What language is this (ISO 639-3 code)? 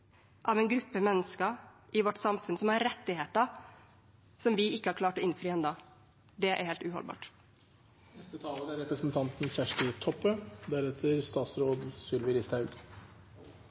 nor